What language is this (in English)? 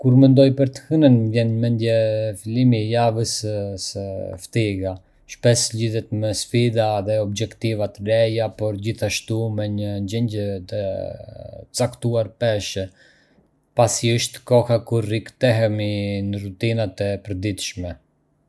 Arbëreshë Albanian